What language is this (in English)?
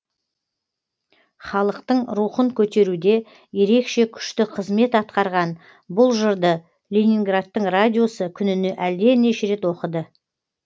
Kazakh